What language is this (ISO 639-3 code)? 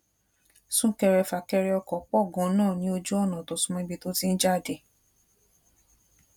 yor